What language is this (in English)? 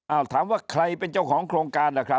Thai